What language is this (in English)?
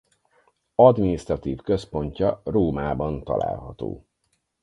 Hungarian